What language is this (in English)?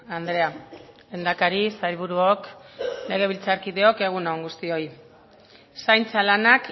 Basque